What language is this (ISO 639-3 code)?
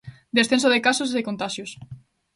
glg